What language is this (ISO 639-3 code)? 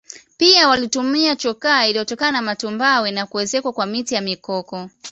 swa